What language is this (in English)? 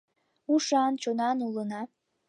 Mari